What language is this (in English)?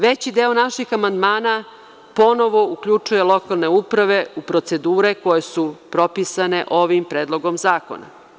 Serbian